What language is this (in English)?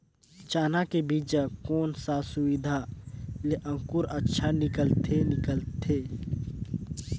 Chhattisgarhi